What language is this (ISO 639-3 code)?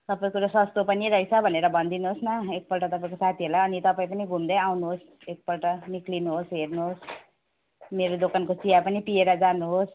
nep